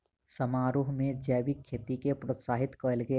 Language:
Maithili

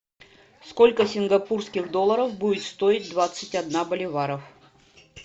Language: Russian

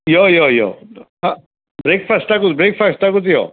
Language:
Konkani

